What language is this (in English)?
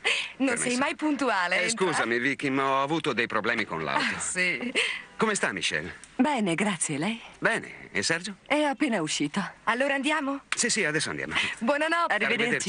Italian